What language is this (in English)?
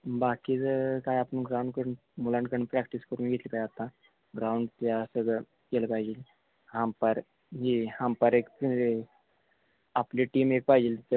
Marathi